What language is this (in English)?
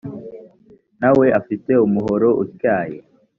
Kinyarwanda